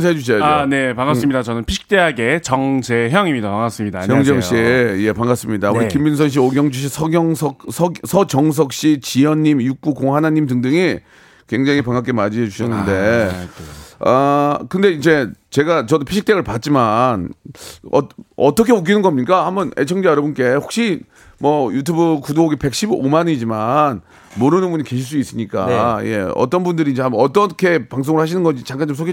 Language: Korean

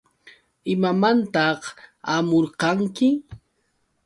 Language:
Yauyos Quechua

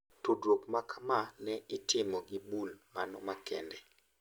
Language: Luo (Kenya and Tanzania)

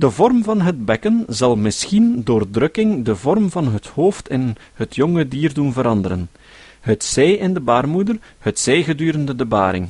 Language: Dutch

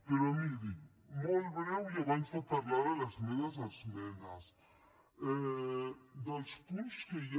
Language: Catalan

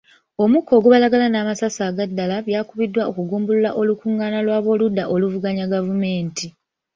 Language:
Ganda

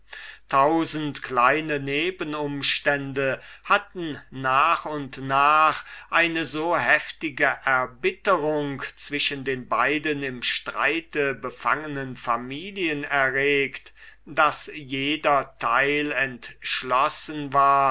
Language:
German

